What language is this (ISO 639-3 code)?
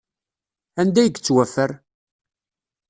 kab